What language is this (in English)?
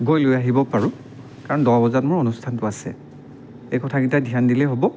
Assamese